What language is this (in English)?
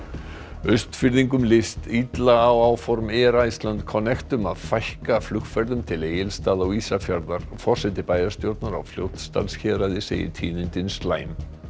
Icelandic